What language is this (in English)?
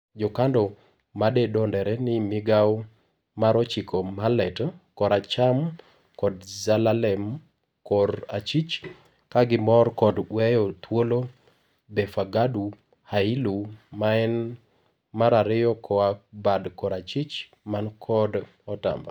Luo (Kenya and Tanzania)